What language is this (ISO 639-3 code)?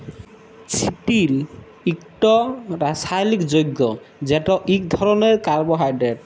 ben